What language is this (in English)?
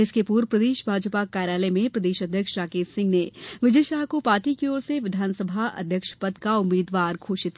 Hindi